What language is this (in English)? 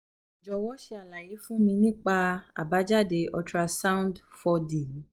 Yoruba